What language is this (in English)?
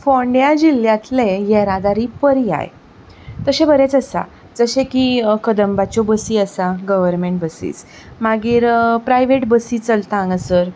Konkani